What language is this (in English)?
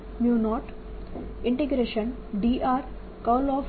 Gujarati